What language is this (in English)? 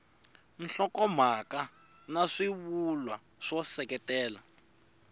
Tsonga